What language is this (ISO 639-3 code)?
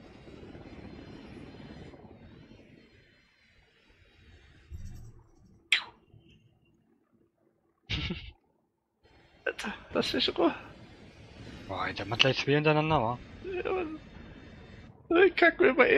deu